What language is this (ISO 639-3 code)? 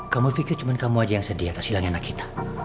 ind